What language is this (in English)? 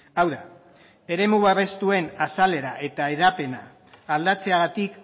Basque